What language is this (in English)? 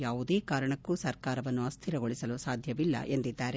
Kannada